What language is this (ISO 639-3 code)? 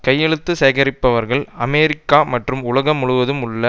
tam